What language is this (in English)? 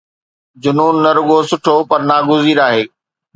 Sindhi